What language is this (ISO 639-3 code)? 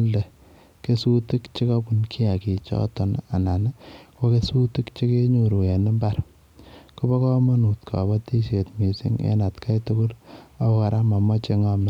kln